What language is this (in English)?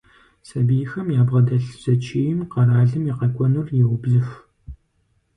Kabardian